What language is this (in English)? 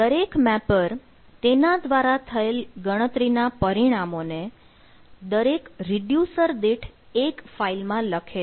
Gujarati